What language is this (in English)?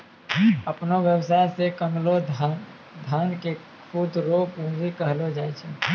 Maithili